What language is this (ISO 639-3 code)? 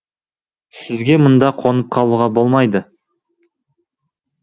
kaz